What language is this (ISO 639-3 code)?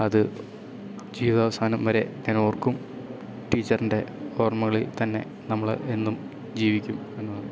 mal